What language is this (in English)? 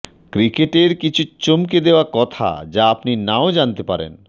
Bangla